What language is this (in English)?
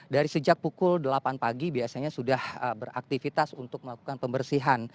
Indonesian